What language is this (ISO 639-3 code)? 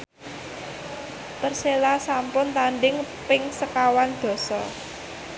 jav